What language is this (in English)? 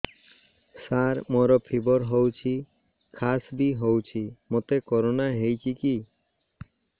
Odia